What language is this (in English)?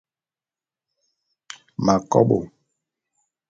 Bulu